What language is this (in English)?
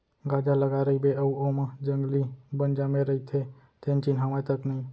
Chhattisgarhi